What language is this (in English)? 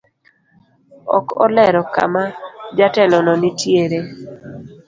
Luo (Kenya and Tanzania)